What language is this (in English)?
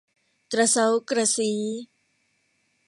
Thai